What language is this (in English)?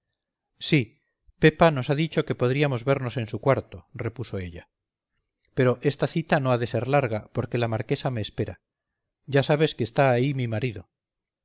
Spanish